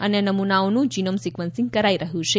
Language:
Gujarati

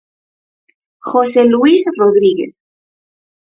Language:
Galician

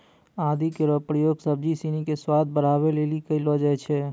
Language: Maithili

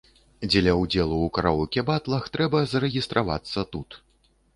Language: Belarusian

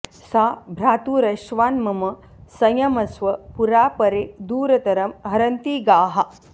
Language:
Sanskrit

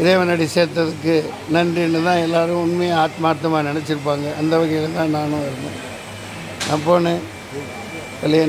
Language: Arabic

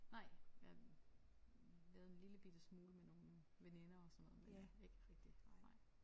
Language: Danish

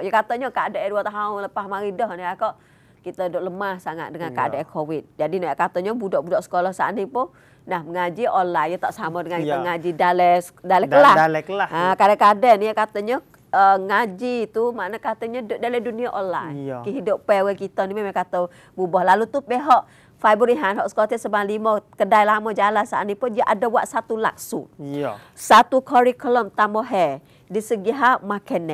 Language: Malay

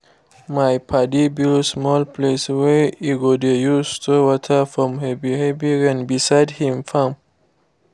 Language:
Nigerian Pidgin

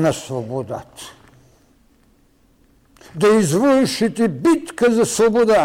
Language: Bulgarian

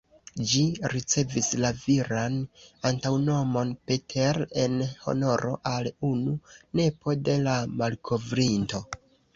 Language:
Esperanto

